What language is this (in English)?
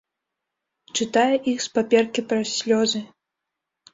Belarusian